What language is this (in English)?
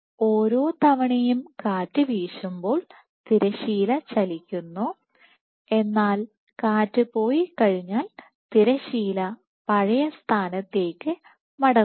Malayalam